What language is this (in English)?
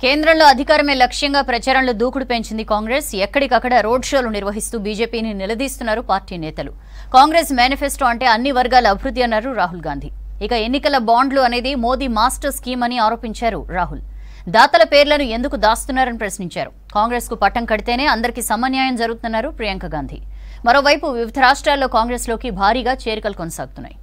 Telugu